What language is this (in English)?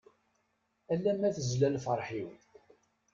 Kabyle